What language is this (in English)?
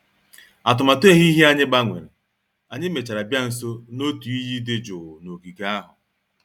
Igbo